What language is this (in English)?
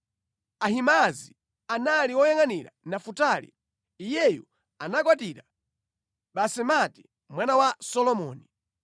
Nyanja